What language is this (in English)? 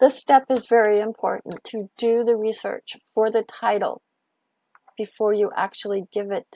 English